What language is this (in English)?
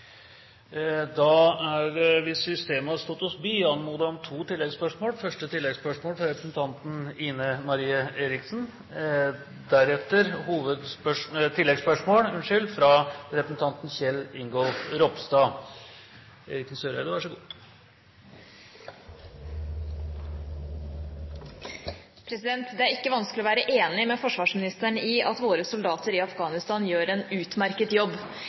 Norwegian